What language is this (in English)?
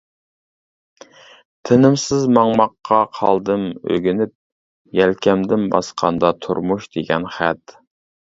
Uyghur